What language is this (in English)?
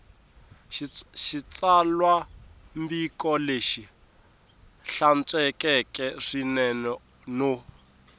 Tsonga